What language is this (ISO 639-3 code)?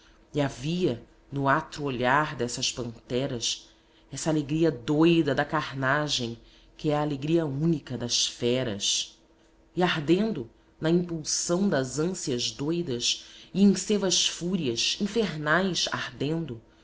por